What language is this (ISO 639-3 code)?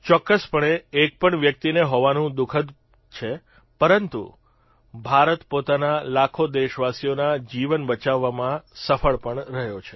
guj